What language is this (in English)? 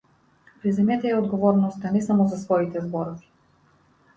Macedonian